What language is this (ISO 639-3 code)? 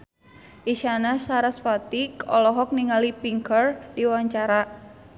sun